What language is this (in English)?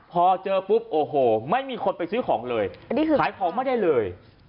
Thai